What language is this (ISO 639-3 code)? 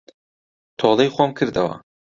ckb